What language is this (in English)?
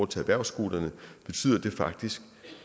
Danish